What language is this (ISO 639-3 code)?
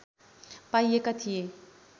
nep